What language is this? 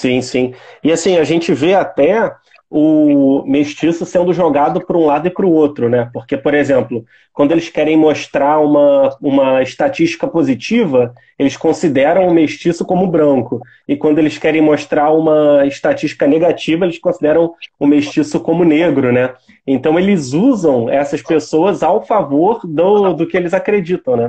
Portuguese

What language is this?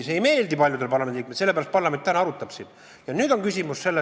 Estonian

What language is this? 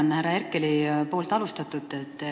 Estonian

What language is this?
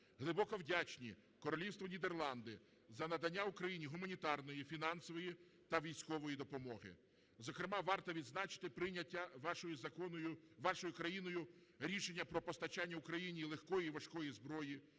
Ukrainian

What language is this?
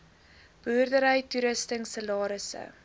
Afrikaans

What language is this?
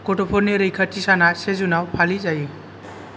Bodo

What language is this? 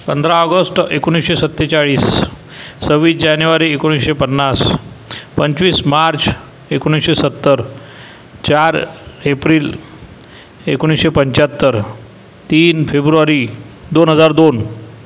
Marathi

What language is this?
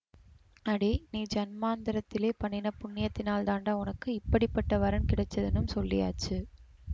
Tamil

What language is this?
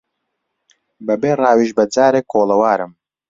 Central Kurdish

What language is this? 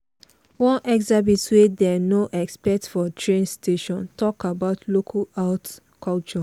Nigerian Pidgin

